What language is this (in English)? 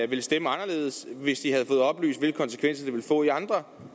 Danish